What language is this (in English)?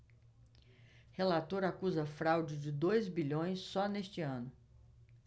Portuguese